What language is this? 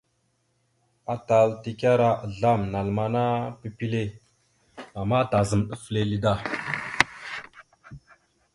Mada (Cameroon)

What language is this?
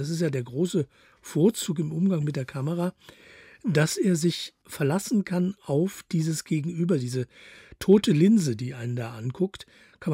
German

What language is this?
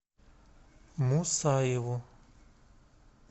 Russian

